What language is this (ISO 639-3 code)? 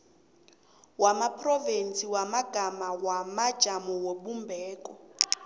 nbl